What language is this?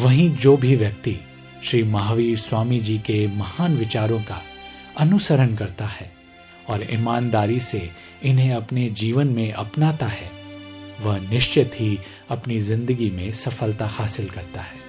Hindi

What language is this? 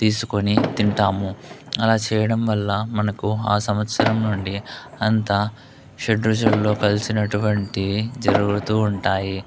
Telugu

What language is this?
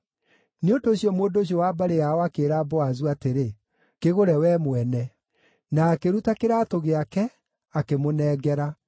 Kikuyu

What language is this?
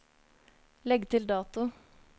Norwegian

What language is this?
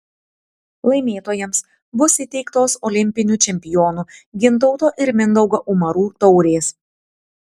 Lithuanian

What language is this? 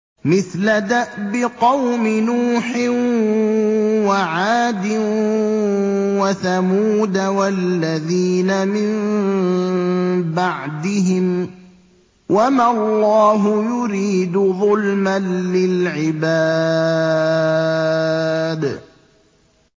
Arabic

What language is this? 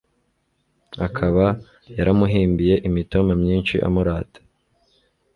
Kinyarwanda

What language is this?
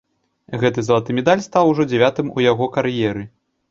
Belarusian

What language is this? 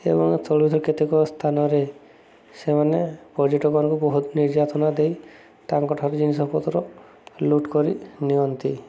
Odia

